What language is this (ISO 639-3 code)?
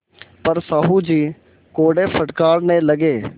hin